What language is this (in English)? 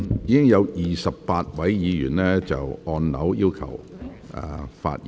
Cantonese